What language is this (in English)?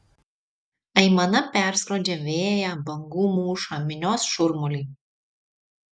Lithuanian